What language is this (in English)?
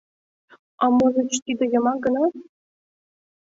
Mari